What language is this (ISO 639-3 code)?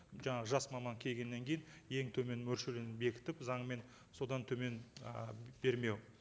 kaz